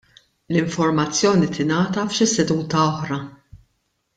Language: Maltese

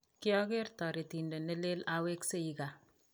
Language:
Kalenjin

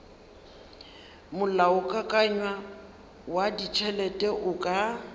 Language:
Northern Sotho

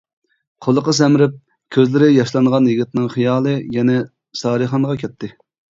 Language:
Uyghur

